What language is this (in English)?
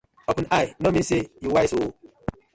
Nigerian Pidgin